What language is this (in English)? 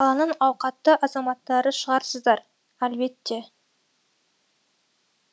Kazakh